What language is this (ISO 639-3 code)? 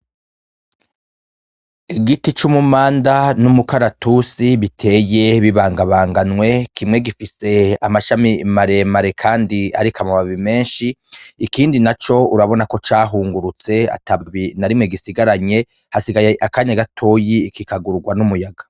run